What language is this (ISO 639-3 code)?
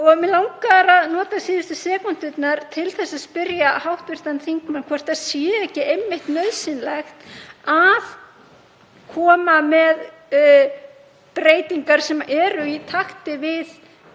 isl